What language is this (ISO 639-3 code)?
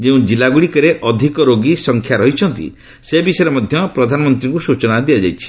ori